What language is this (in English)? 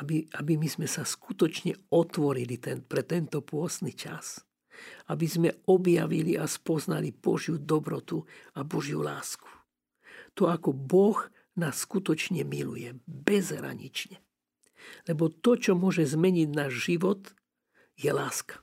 Slovak